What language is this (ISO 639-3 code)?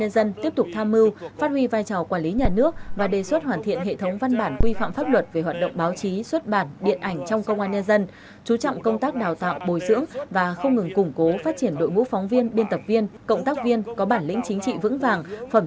vie